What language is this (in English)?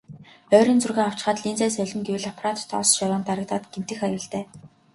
Mongolian